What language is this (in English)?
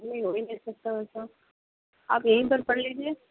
Urdu